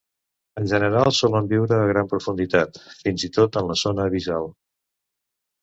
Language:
Catalan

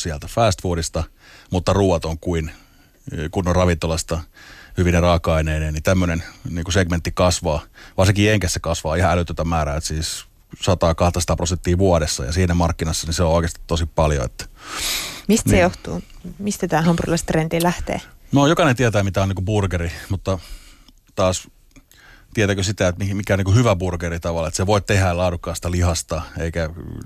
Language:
Finnish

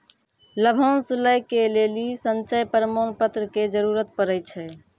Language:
Maithili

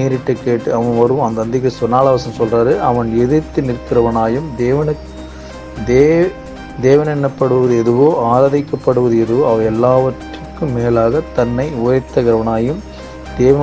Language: Tamil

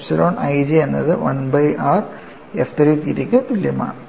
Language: Malayalam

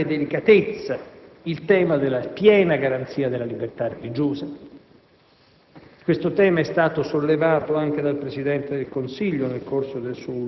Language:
Italian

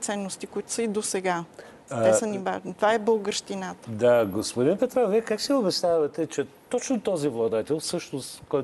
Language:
Bulgarian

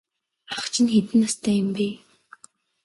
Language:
Mongolian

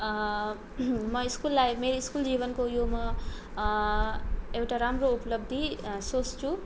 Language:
Nepali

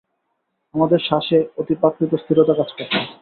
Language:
Bangla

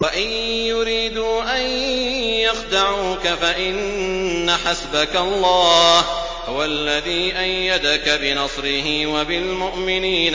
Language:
Arabic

